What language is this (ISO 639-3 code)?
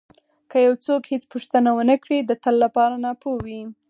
pus